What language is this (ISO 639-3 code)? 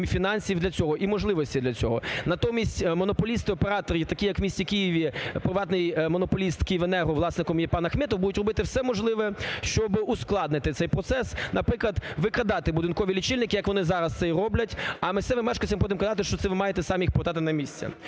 ukr